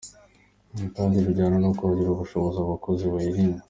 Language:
Kinyarwanda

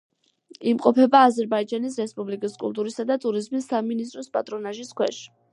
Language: Georgian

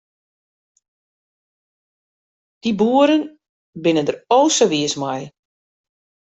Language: Western Frisian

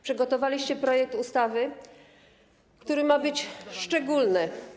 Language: Polish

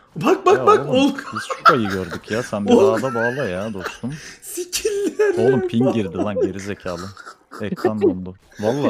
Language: Turkish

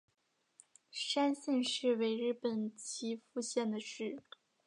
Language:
Chinese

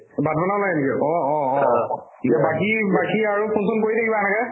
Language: Assamese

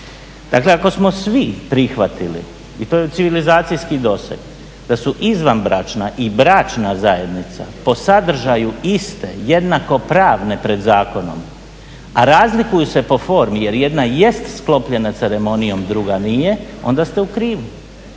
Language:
Croatian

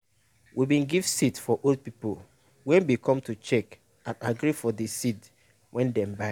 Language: Nigerian Pidgin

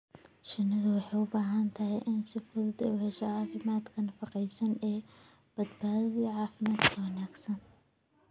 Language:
Somali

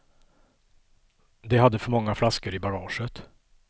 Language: Swedish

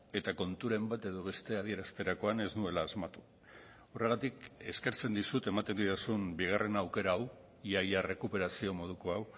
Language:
Basque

